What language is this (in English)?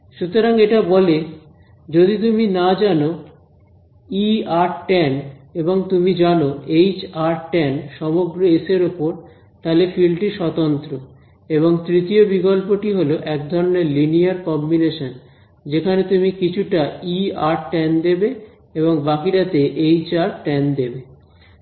Bangla